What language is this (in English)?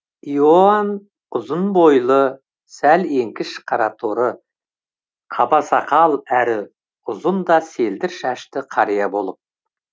Kazakh